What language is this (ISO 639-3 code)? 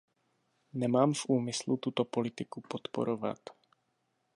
ces